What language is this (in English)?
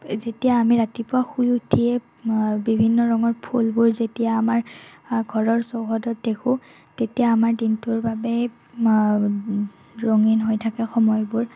Assamese